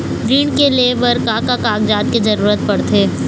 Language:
Chhattisgarhi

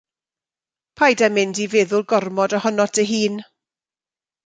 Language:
Welsh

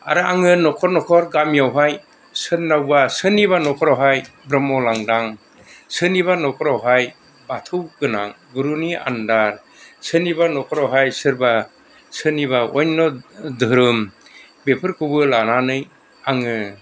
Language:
Bodo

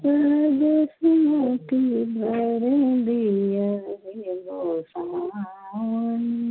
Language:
Maithili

